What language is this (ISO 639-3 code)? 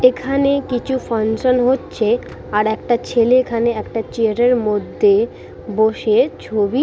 ben